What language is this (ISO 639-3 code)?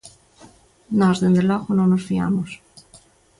glg